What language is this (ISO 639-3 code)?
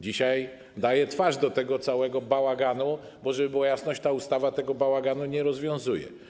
pol